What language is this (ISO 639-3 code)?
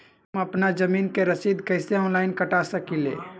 mag